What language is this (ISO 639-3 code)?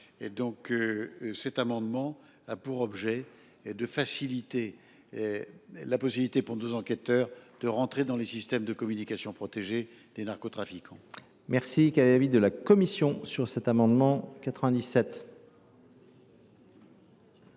fra